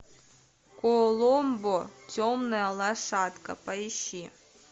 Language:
Russian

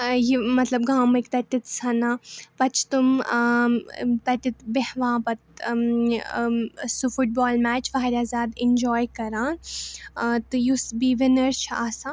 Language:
Kashmiri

